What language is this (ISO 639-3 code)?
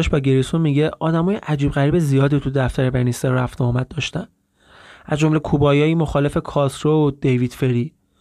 fas